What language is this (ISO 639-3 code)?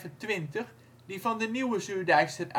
nld